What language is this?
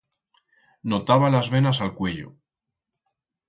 Aragonese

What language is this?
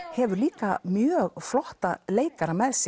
Icelandic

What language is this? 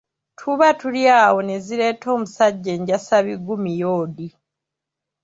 Ganda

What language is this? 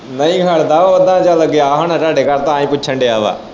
Punjabi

